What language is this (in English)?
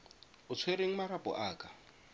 Tswana